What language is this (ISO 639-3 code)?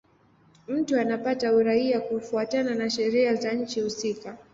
swa